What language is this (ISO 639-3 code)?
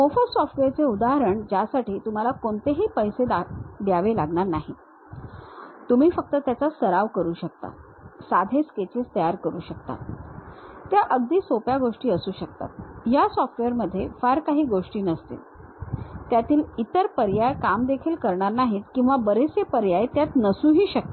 mar